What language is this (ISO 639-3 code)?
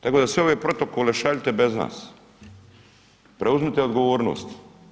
hrv